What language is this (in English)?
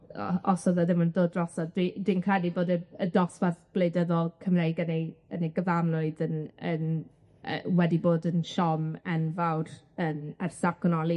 Welsh